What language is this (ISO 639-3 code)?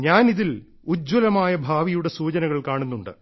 mal